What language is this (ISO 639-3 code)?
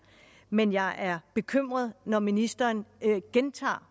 dan